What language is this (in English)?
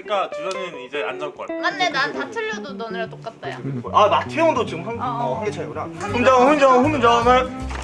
Korean